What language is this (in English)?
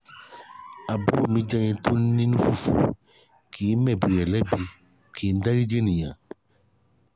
Yoruba